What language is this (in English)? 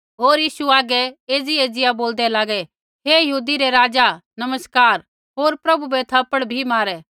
Kullu Pahari